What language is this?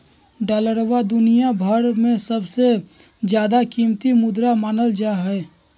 Magahi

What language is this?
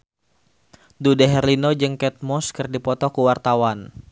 Sundanese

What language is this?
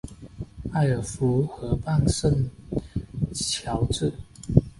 Chinese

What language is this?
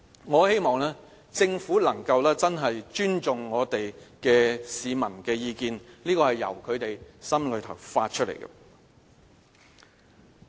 Cantonese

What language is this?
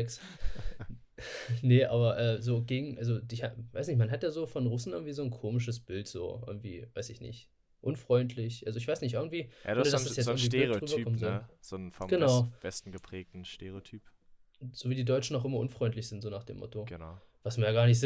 German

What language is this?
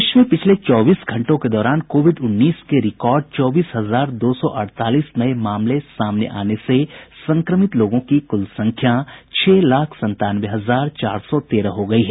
Hindi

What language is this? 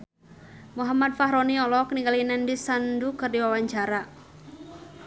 Sundanese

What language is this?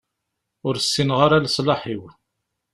Kabyle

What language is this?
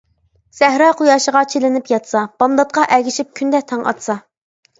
Uyghur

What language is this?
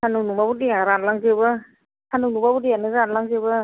Bodo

